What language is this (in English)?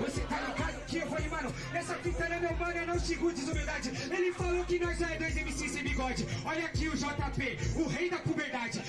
Portuguese